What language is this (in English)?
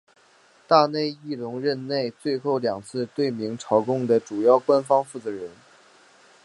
Chinese